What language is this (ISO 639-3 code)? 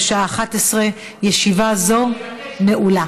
heb